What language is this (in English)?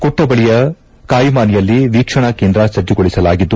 Kannada